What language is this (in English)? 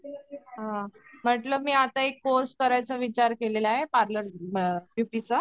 Marathi